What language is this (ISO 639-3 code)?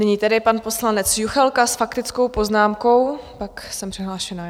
ces